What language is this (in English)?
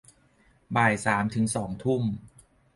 Thai